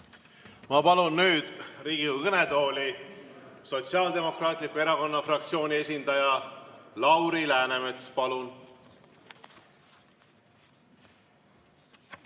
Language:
Estonian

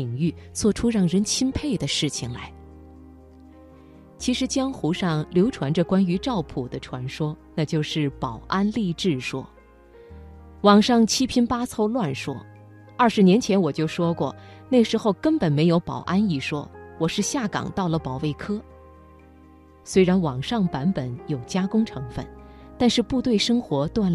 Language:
Chinese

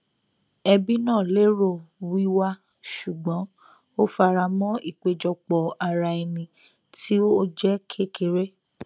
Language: Yoruba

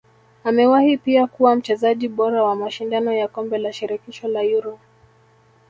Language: Swahili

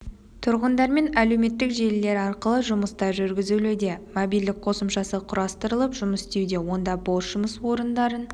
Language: Kazakh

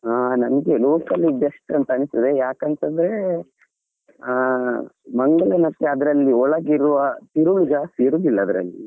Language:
Kannada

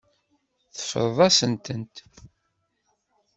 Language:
Kabyle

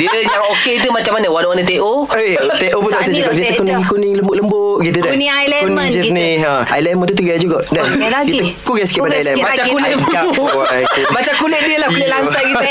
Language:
Malay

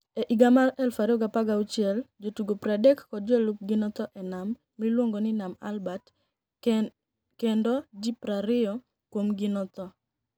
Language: Luo (Kenya and Tanzania)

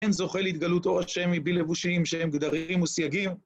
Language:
Hebrew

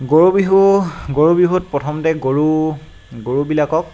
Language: Assamese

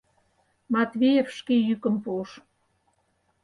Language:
Mari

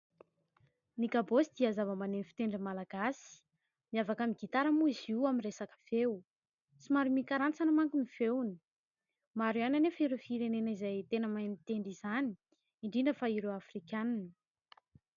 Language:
Malagasy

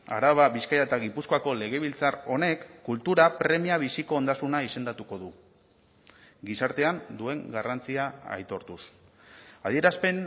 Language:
Basque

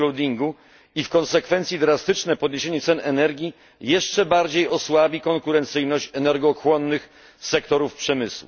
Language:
Polish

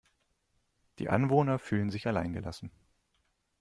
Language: German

